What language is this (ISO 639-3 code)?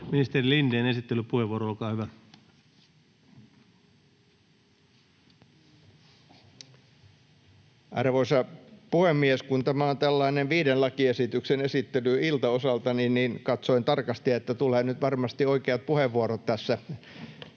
fin